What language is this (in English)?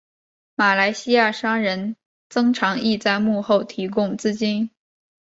Chinese